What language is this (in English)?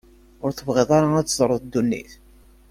Kabyle